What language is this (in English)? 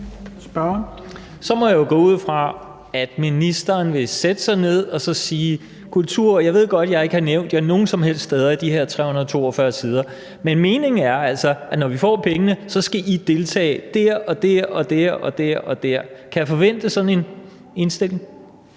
Danish